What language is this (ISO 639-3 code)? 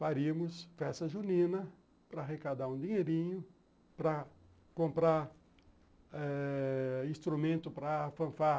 por